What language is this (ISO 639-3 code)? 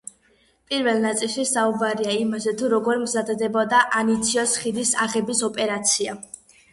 kat